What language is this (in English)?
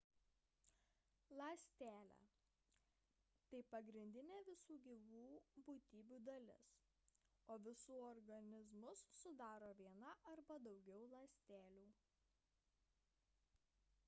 Lithuanian